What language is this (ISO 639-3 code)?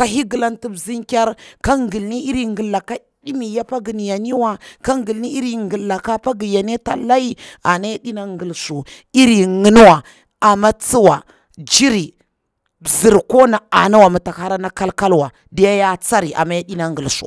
bwr